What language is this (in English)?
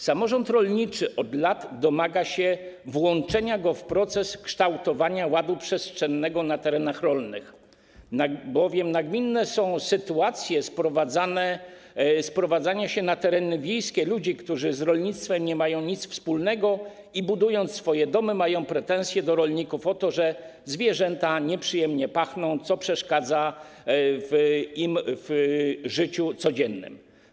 Polish